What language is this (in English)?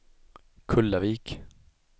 Swedish